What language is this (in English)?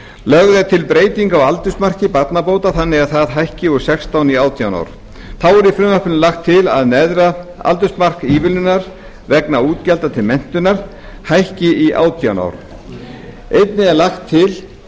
Icelandic